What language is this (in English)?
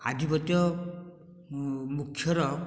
Odia